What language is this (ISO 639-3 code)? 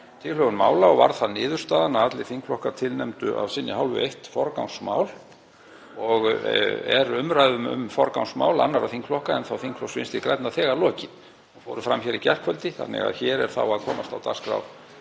isl